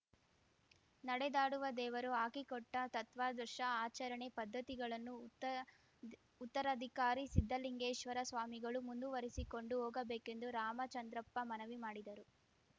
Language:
Kannada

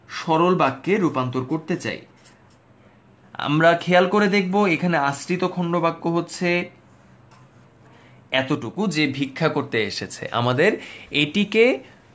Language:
Bangla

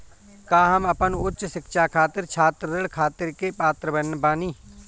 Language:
Bhojpuri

